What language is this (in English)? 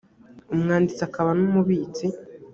Kinyarwanda